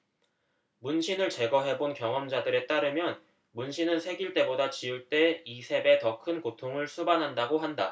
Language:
Korean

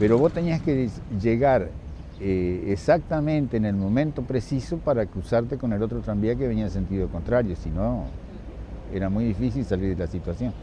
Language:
Spanish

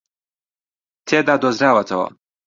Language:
Central Kurdish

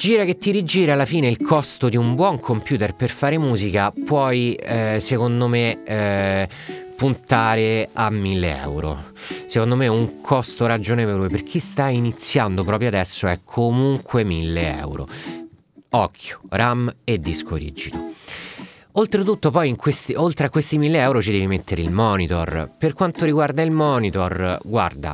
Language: Italian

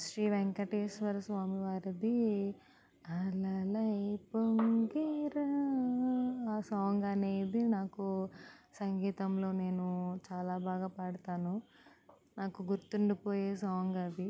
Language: Telugu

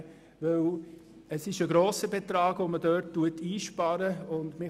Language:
Swiss German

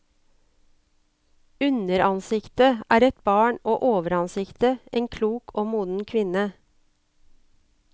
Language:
Norwegian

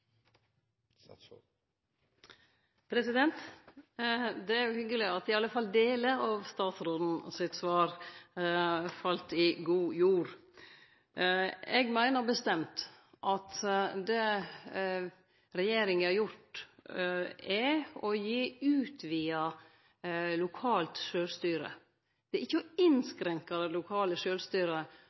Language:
Norwegian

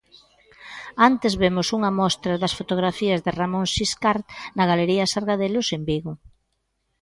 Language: Galician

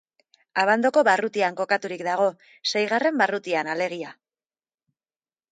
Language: Basque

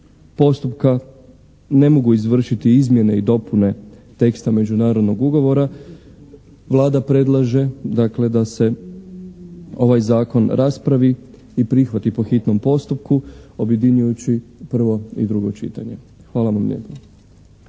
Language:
Croatian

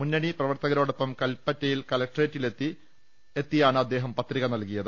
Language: Malayalam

